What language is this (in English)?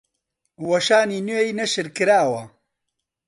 Central Kurdish